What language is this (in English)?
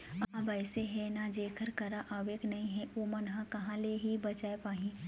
Chhattisgarhi